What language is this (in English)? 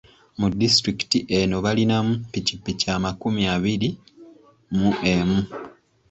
Ganda